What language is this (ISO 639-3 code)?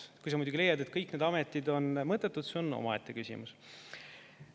est